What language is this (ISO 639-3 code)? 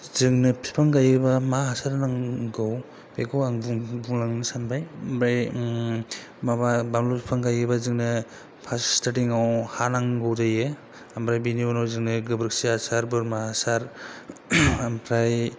brx